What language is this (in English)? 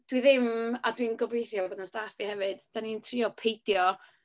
Welsh